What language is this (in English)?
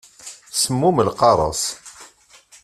Kabyle